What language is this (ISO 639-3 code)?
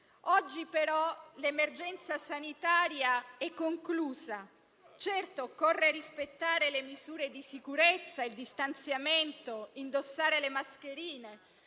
ita